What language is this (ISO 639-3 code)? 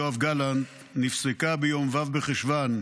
heb